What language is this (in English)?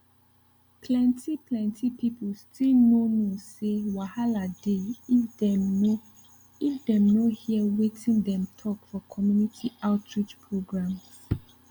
Nigerian Pidgin